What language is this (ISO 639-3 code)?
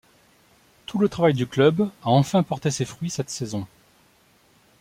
fra